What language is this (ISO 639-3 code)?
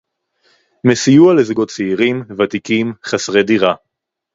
heb